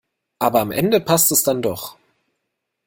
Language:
German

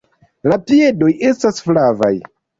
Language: Esperanto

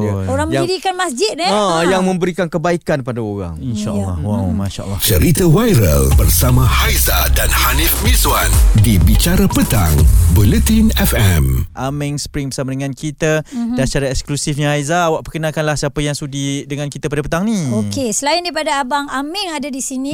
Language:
Malay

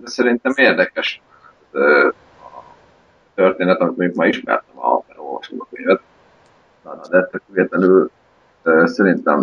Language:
Hungarian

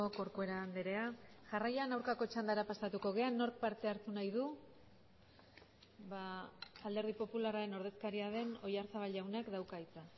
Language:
Basque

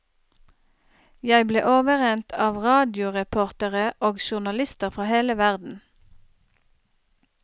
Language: Norwegian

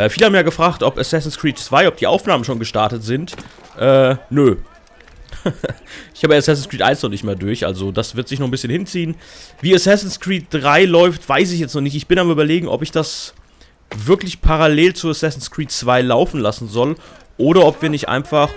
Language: German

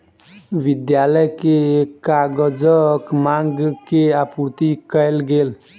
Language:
Maithili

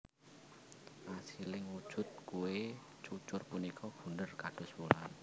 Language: Javanese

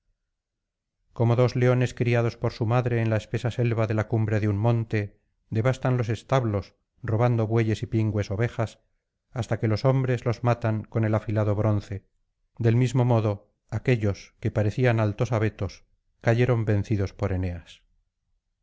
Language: Spanish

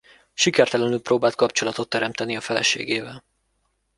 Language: Hungarian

